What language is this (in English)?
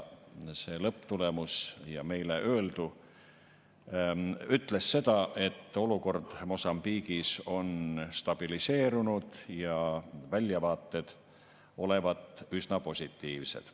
Estonian